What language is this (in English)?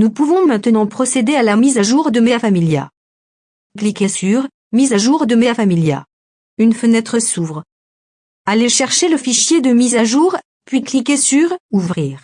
French